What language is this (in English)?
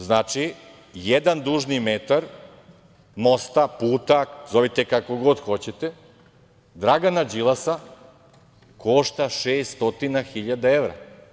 Serbian